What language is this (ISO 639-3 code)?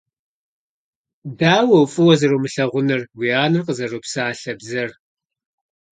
kbd